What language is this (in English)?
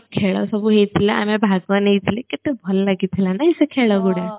Odia